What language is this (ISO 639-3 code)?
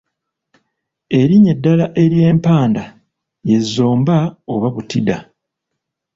lug